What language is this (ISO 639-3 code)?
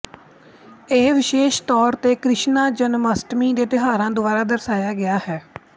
pan